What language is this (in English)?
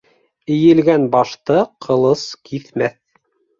Bashkir